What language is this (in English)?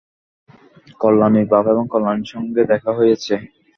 Bangla